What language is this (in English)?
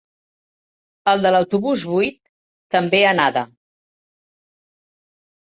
Catalan